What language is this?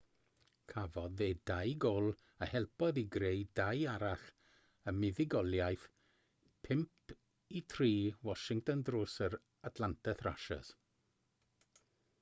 Welsh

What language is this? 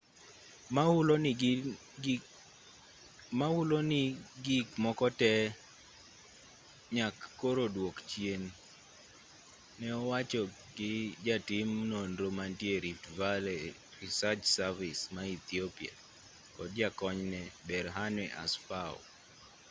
Luo (Kenya and Tanzania)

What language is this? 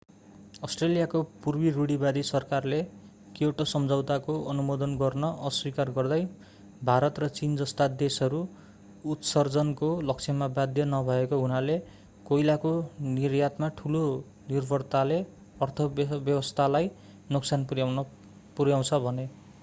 Nepali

